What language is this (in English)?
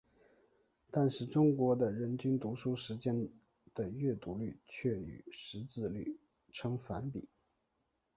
Chinese